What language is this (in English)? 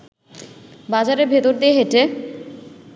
Bangla